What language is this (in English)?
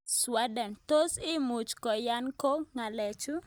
Kalenjin